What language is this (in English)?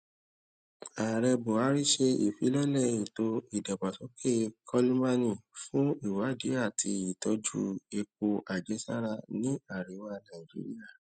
Yoruba